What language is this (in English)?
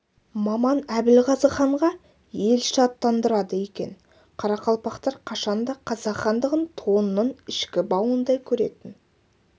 Kazakh